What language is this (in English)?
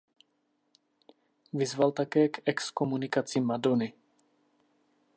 Czech